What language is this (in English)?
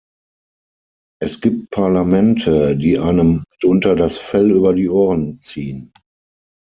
German